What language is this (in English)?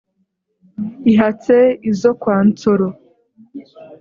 Kinyarwanda